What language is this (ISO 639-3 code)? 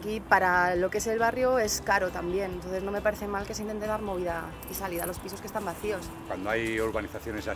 spa